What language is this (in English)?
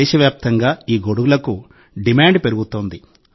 Telugu